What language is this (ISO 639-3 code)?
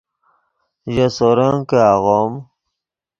ydg